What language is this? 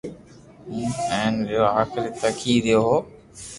Loarki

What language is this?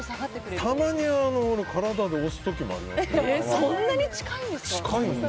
Japanese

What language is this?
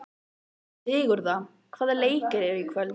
Icelandic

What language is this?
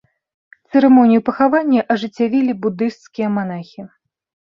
Belarusian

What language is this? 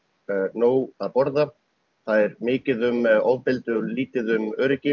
Icelandic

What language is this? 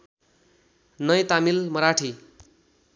Nepali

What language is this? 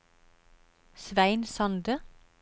Norwegian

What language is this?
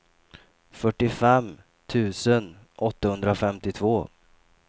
Swedish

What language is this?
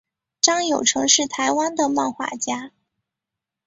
Chinese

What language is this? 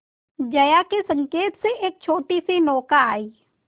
Hindi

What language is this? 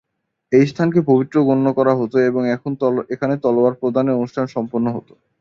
Bangla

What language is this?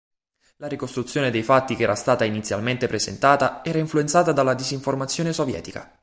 Italian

